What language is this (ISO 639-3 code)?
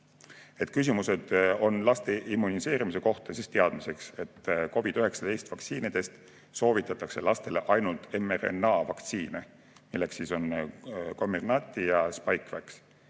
est